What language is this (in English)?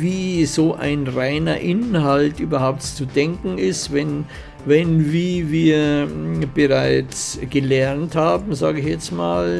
German